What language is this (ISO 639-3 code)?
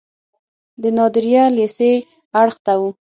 pus